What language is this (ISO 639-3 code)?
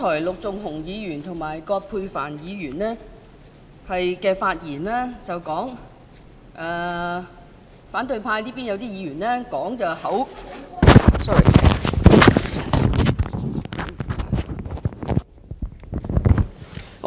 yue